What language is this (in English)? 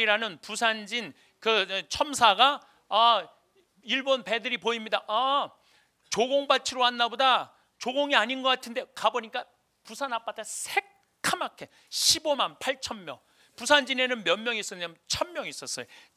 Korean